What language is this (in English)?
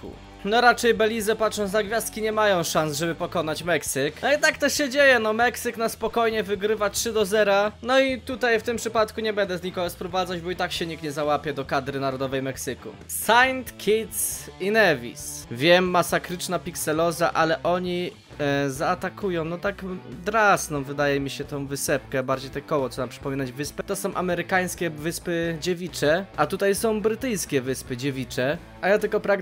Polish